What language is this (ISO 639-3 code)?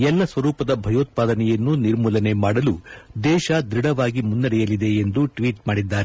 kan